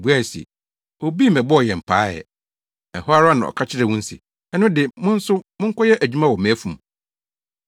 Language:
Akan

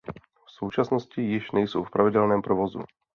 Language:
Czech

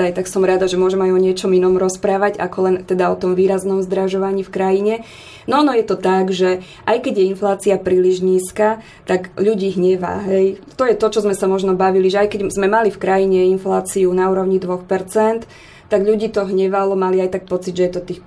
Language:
Slovak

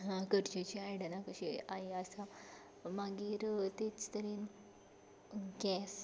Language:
Konkani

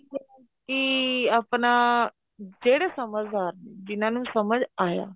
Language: Punjabi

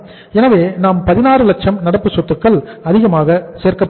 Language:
Tamil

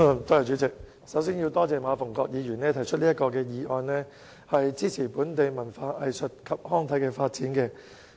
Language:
Cantonese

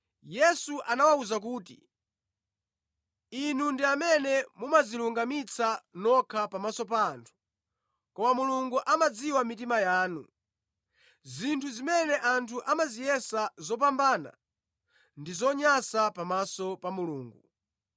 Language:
Nyanja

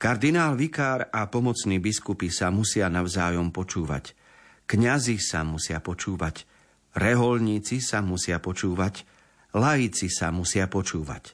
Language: Slovak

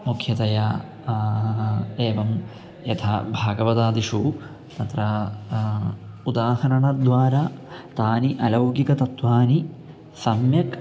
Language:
Sanskrit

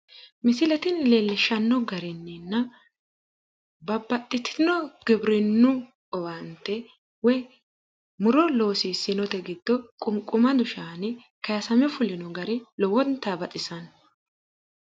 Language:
Sidamo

